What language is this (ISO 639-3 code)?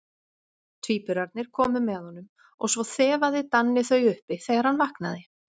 isl